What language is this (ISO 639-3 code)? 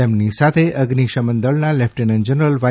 guj